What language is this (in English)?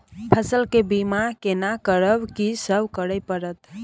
Maithili